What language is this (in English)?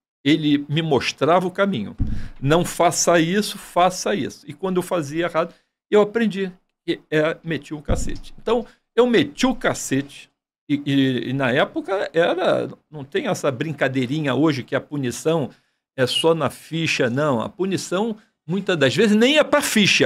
Portuguese